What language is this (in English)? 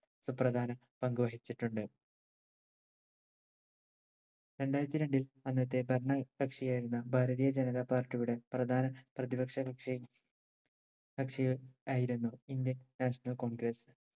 Malayalam